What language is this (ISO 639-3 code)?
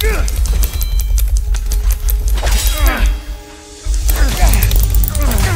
pol